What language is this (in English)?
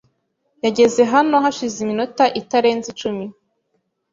Kinyarwanda